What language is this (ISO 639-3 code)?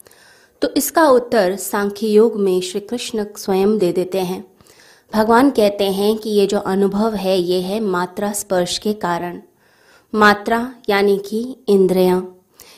hin